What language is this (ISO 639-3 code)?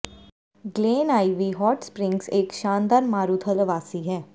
pan